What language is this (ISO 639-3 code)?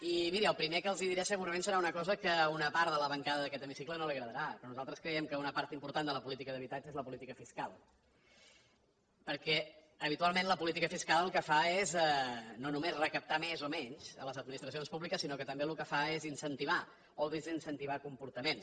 cat